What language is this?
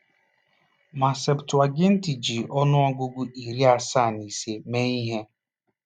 Igbo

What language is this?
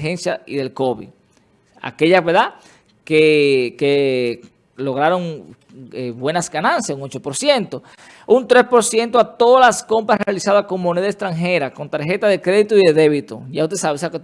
Spanish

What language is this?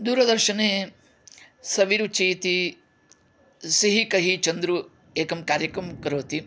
Sanskrit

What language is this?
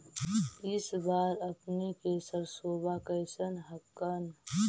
Magahi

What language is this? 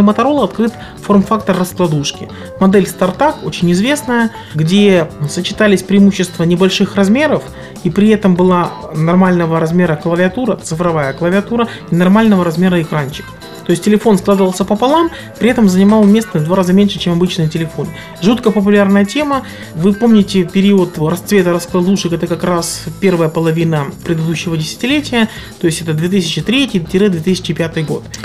Russian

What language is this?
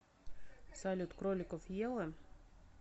Russian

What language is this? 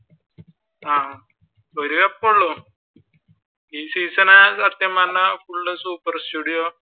Malayalam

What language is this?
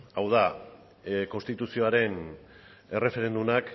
Basque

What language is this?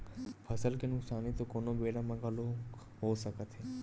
Chhattisgarhi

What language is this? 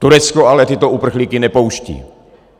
Czech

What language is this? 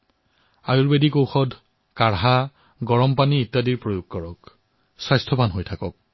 Assamese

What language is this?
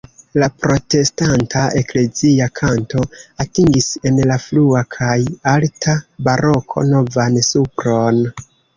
Esperanto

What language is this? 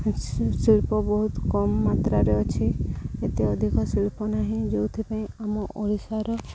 Odia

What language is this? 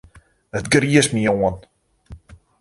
Western Frisian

